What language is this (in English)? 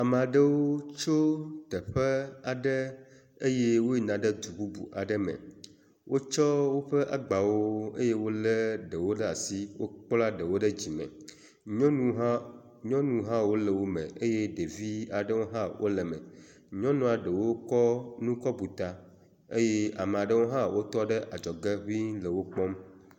Ewe